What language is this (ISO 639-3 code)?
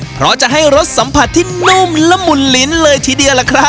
tha